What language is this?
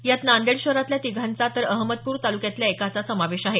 Marathi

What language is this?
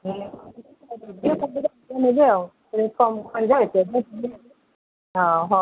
Odia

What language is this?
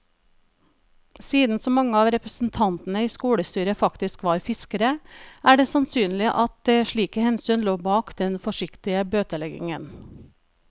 Norwegian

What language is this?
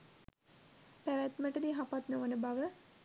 Sinhala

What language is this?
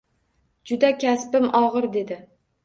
Uzbek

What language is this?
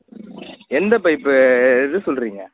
Tamil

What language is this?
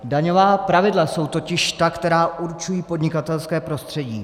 Czech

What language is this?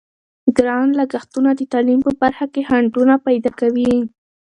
Pashto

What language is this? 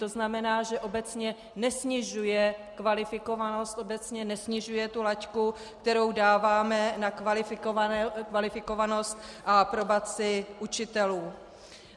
Czech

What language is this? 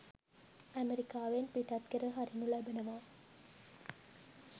Sinhala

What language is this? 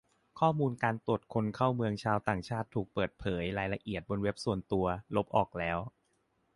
Thai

